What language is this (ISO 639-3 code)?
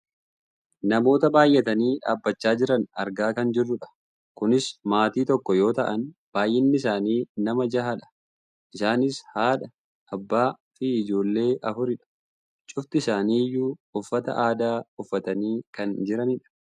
orm